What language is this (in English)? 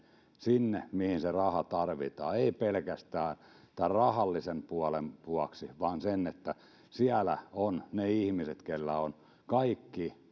Finnish